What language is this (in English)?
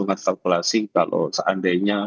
Indonesian